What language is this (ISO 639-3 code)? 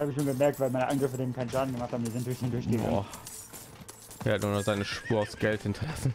deu